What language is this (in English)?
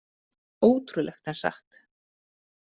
Icelandic